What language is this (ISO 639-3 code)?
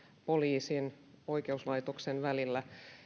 fin